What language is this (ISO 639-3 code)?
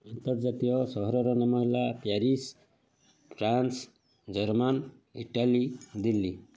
ori